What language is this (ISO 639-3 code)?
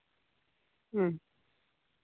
sat